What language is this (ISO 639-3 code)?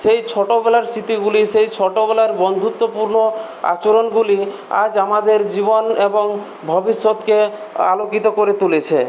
ben